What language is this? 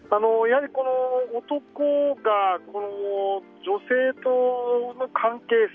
Japanese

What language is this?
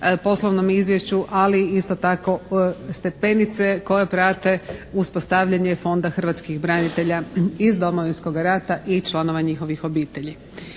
Croatian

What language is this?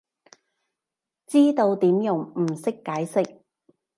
Cantonese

